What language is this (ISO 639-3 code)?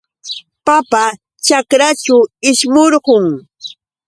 qux